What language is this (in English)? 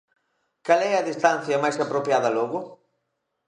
Galician